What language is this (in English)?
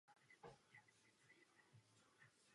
Czech